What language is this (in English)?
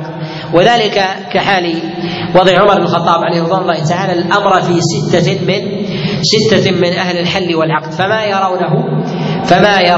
Arabic